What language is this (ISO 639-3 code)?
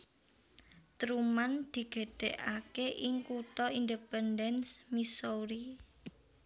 jav